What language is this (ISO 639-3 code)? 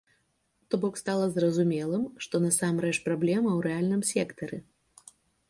bel